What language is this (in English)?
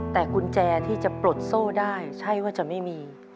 Thai